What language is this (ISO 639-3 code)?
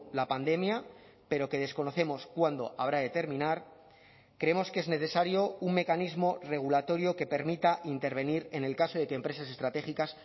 spa